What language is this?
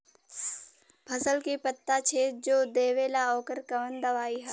Bhojpuri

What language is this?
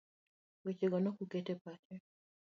Luo (Kenya and Tanzania)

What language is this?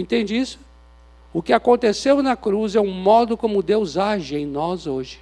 Portuguese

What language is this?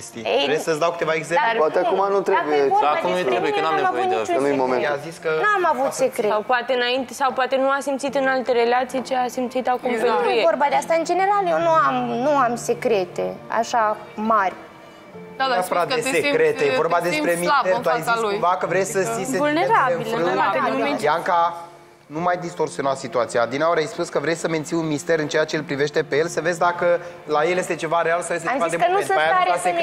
Romanian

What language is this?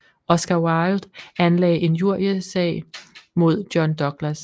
Danish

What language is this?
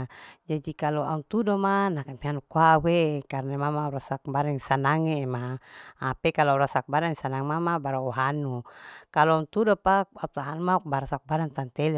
Larike-Wakasihu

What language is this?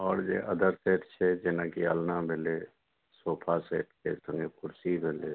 Maithili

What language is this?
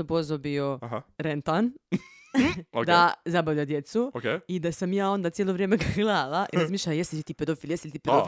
Croatian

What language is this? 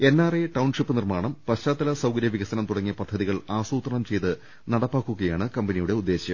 Malayalam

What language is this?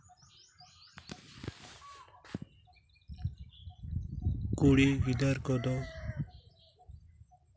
Santali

